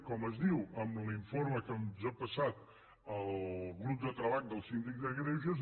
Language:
Catalan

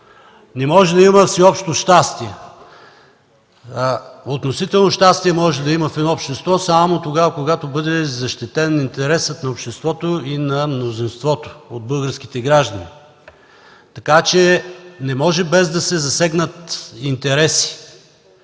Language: Bulgarian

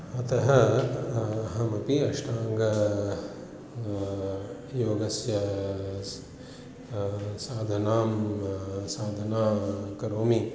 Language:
Sanskrit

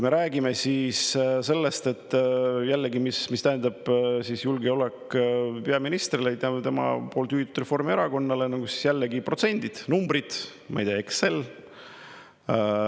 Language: Estonian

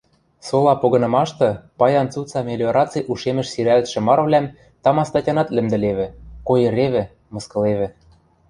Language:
Western Mari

